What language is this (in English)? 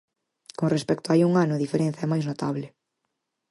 Galician